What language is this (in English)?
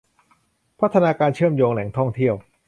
Thai